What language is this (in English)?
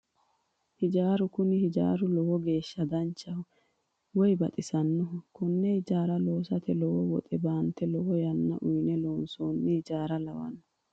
Sidamo